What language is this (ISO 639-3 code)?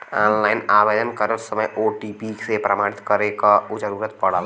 bho